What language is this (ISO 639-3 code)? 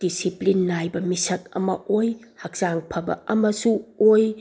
mni